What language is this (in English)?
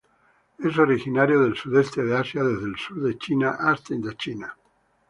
Spanish